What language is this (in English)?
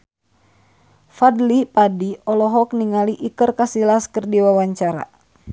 Sundanese